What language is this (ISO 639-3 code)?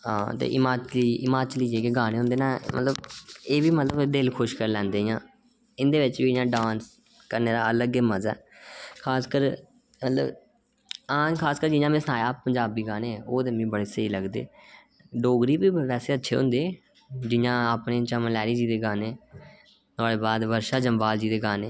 doi